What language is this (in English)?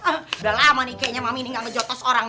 Indonesian